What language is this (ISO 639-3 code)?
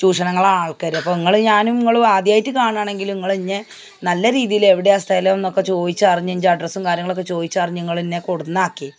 mal